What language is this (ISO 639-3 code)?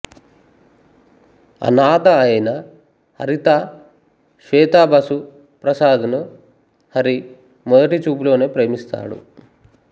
tel